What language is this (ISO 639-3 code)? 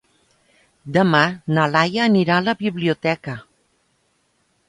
cat